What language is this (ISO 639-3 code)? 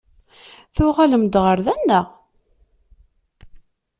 kab